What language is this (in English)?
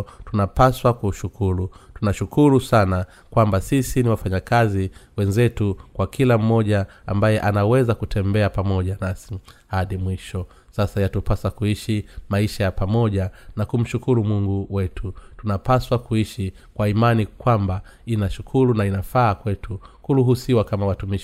Swahili